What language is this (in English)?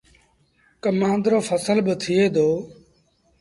Sindhi Bhil